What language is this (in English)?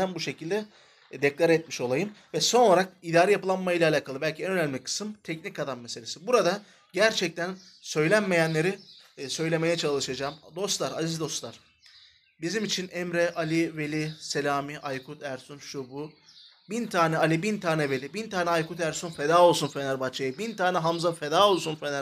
Turkish